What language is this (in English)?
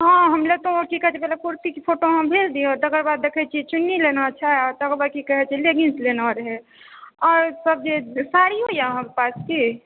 Maithili